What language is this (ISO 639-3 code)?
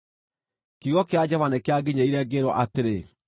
kik